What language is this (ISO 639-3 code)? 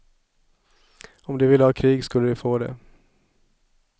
swe